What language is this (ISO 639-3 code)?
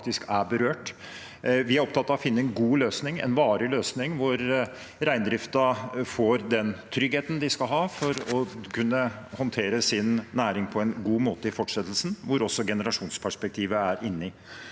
nor